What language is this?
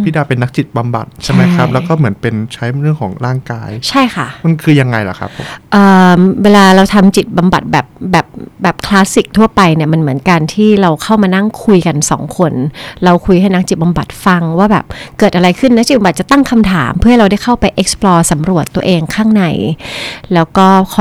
Thai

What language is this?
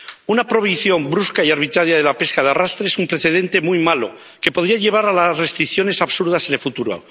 Spanish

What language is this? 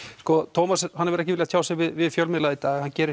Icelandic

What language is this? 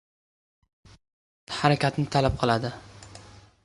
Uzbek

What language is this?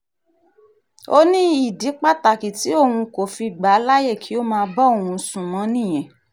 Yoruba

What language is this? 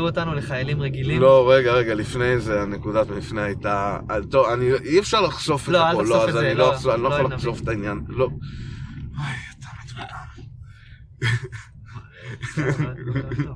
Hebrew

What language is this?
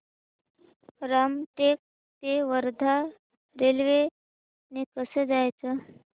Marathi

